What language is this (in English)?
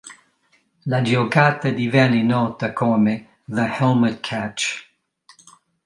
Italian